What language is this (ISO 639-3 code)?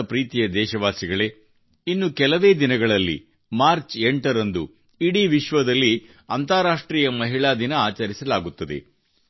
kan